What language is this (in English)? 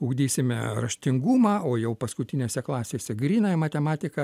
Lithuanian